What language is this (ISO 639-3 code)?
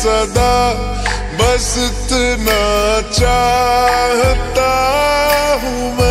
ron